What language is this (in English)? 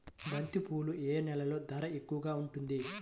Telugu